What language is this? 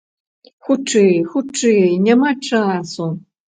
Belarusian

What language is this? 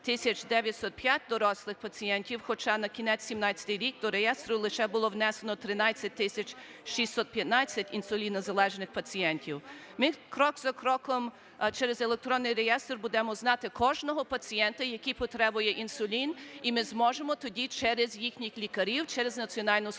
Ukrainian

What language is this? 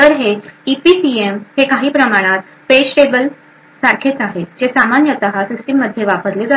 Marathi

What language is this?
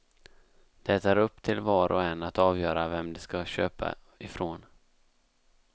Swedish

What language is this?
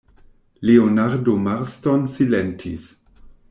Esperanto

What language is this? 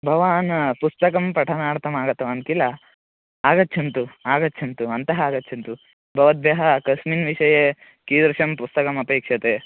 Sanskrit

